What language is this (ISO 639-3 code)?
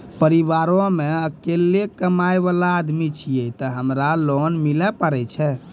mai